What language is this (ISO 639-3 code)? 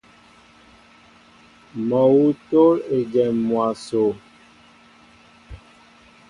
mbo